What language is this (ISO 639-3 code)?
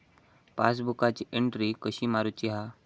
mar